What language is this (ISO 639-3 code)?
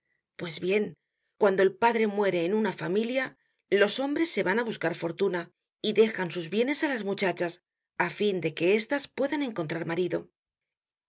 spa